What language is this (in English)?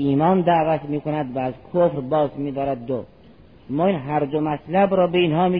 Persian